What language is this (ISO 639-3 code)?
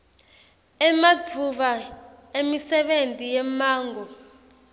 ssw